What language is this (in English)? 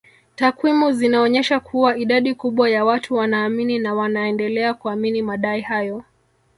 Swahili